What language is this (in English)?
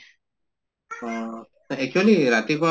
Assamese